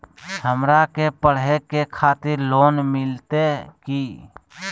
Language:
Magahi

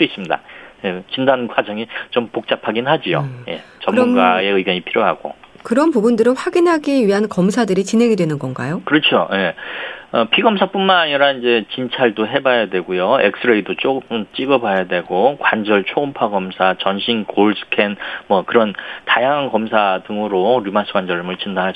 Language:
Korean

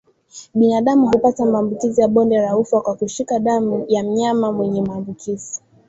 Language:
Swahili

